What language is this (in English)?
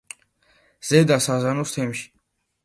Georgian